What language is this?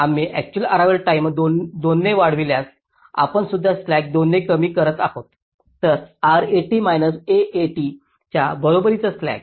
Marathi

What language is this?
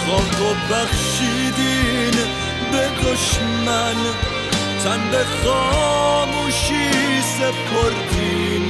Persian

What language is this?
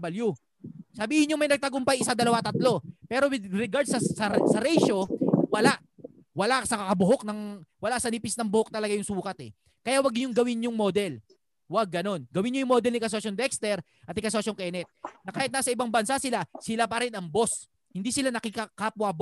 Filipino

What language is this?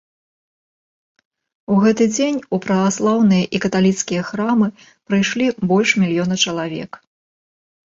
Belarusian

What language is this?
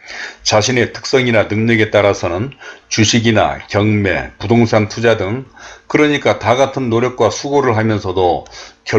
Korean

